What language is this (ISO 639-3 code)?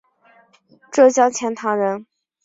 zho